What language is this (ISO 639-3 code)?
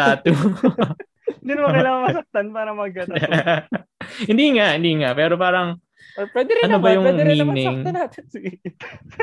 fil